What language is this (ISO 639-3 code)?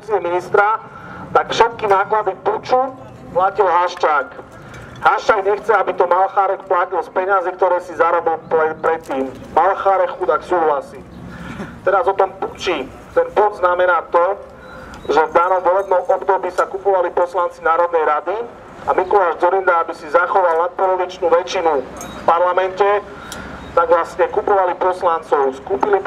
ron